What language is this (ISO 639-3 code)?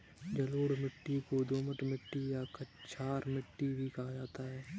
hin